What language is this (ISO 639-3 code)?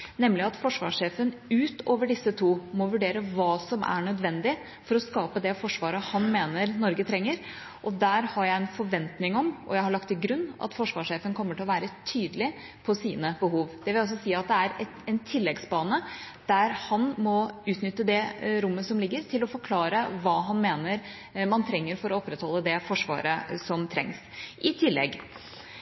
nob